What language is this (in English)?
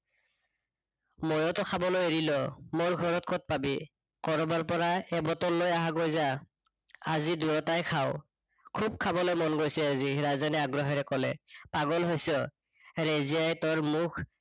Assamese